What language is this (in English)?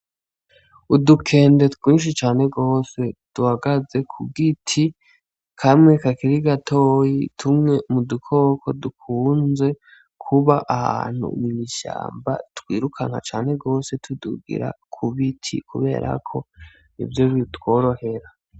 Rundi